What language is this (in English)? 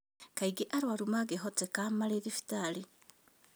Kikuyu